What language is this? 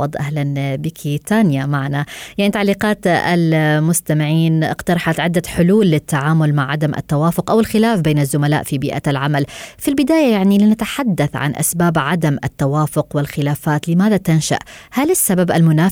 Arabic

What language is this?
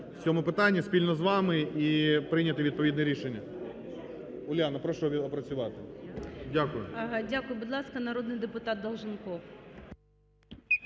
Ukrainian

